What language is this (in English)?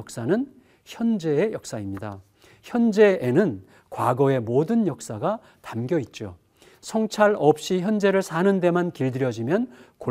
Korean